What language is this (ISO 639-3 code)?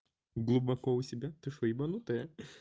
rus